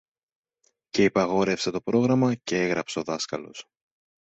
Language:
Greek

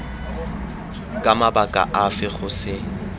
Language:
Tswana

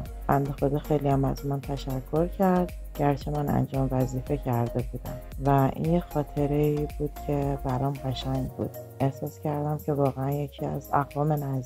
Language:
Persian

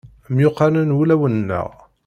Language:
Kabyle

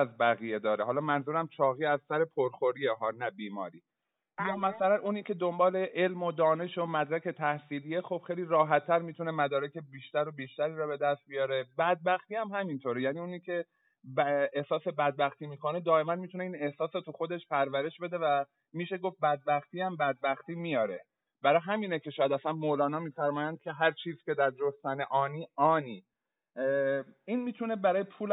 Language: Persian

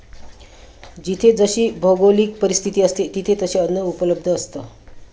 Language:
Marathi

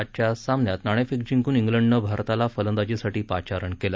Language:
Marathi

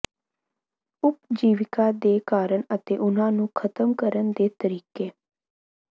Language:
Punjabi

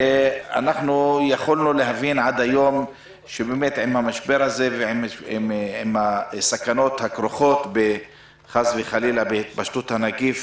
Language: Hebrew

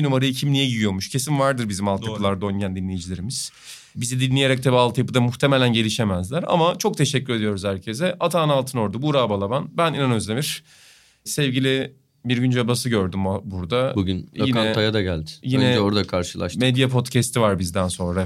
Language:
Turkish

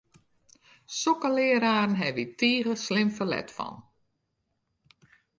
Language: Western Frisian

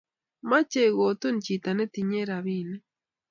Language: Kalenjin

